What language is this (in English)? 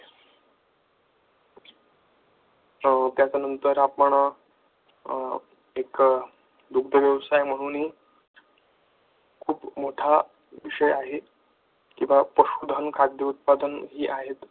Marathi